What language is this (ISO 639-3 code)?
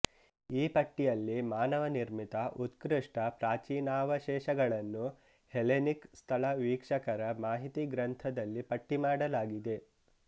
kan